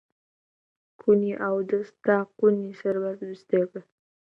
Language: Central Kurdish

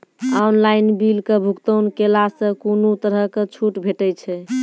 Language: Maithili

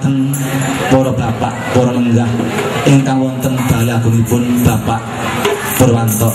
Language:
Indonesian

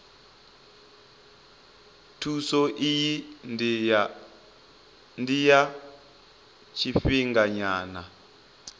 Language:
Venda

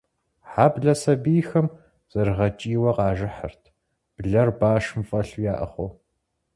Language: Kabardian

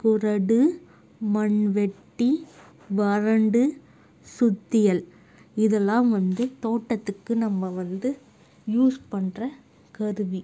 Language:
Tamil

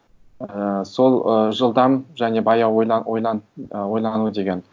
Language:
Kazakh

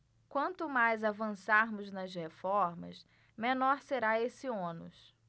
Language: Portuguese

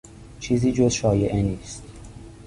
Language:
Persian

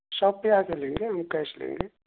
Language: Urdu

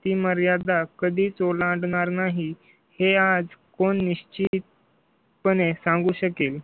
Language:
Marathi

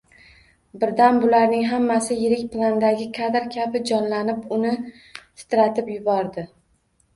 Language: Uzbek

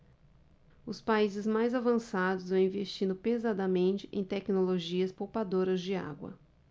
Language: Portuguese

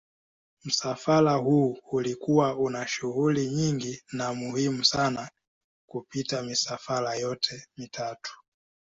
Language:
Swahili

